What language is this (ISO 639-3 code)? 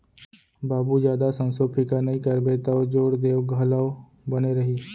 hne